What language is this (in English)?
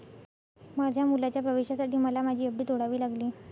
Marathi